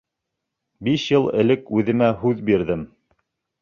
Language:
Bashkir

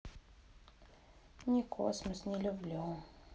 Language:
Russian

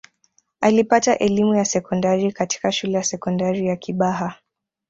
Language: Swahili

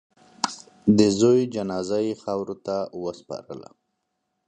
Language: Pashto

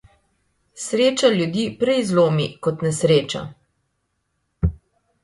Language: Slovenian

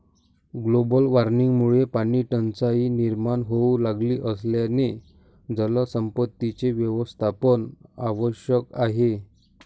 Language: Marathi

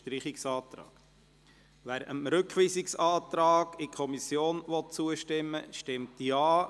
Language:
Swiss German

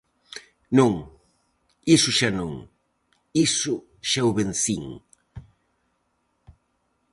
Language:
Galician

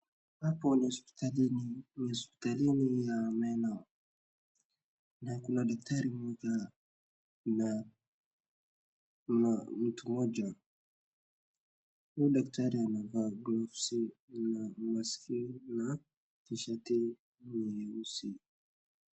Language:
Swahili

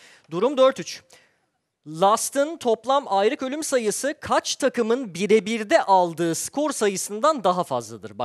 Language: Turkish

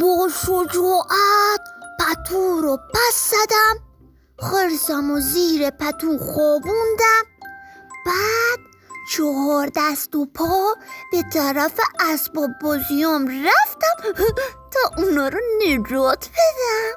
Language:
Persian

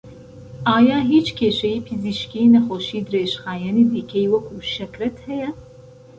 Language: Central Kurdish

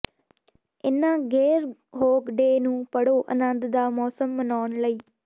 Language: Punjabi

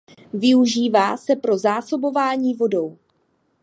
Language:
Czech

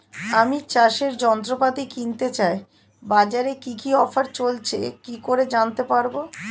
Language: Bangla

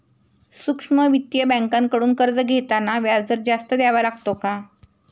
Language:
Marathi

